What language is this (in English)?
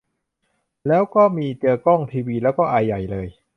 Thai